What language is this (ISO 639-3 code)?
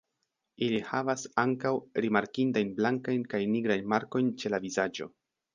epo